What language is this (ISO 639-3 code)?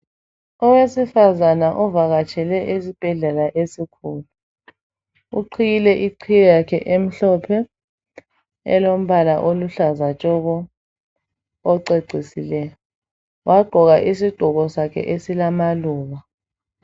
nde